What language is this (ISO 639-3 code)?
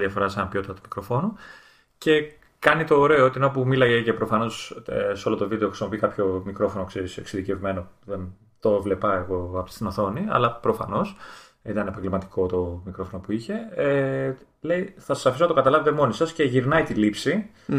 ell